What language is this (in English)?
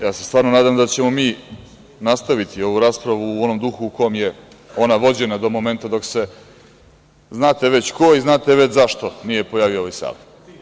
Serbian